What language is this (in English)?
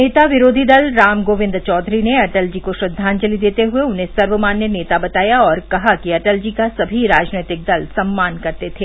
Hindi